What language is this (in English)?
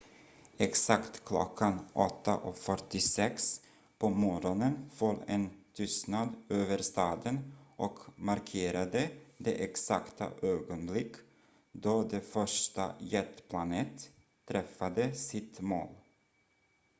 Swedish